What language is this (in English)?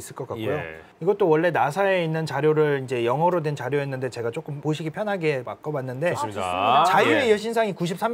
Korean